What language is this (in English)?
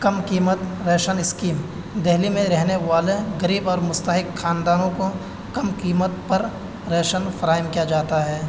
Urdu